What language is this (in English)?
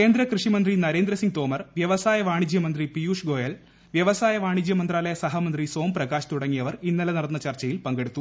Malayalam